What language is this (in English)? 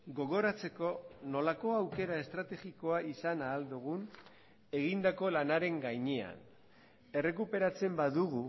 Basque